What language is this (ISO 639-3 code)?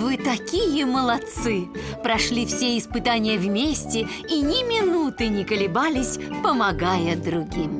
rus